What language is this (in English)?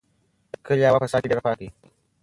Pashto